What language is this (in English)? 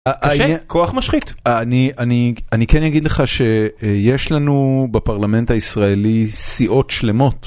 Hebrew